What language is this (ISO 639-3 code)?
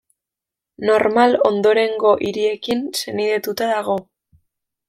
eus